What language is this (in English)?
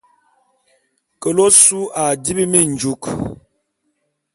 Bulu